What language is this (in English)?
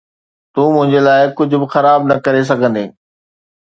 Sindhi